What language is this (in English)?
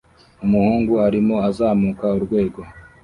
Kinyarwanda